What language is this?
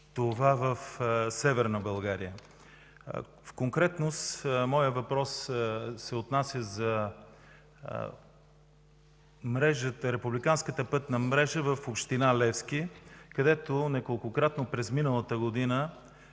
Bulgarian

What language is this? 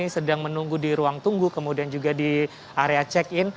Indonesian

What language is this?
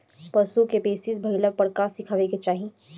Bhojpuri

